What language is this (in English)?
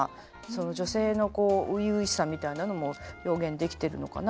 Japanese